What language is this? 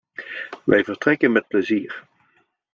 Dutch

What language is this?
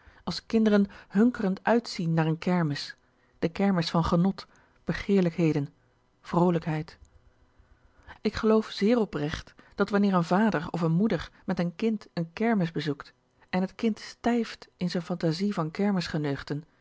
Dutch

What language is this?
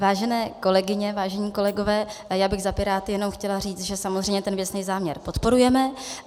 Czech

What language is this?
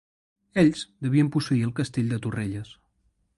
Catalan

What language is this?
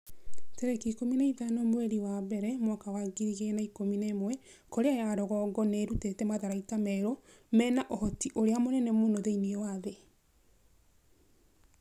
Kikuyu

